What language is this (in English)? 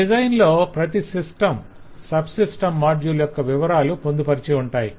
Telugu